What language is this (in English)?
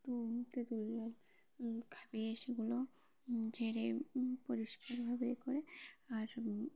Bangla